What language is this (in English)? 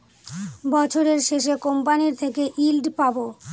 Bangla